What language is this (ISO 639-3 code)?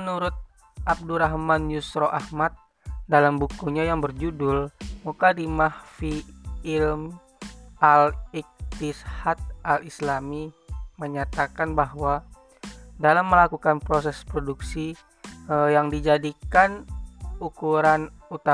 ind